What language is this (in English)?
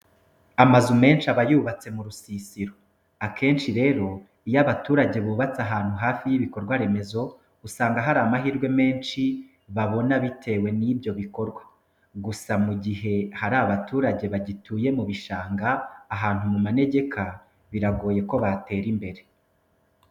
Kinyarwanda